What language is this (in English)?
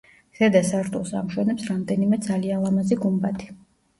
Georgian